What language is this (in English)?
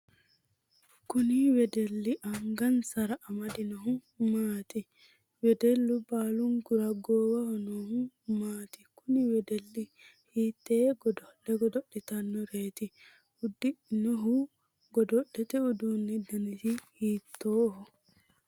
Sidamo